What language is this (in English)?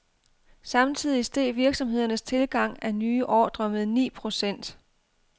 Danish